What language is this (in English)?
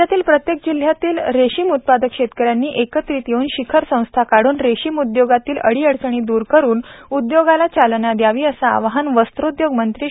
Marathi